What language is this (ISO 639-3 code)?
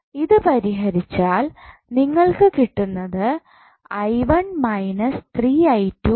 mal